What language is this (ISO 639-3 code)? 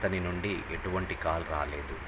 tel